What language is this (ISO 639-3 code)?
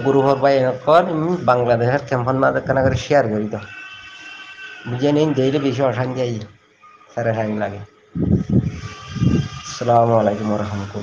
tur